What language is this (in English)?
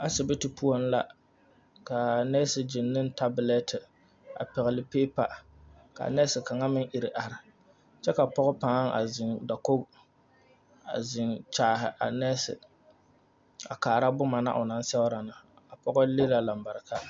Southern Dagaare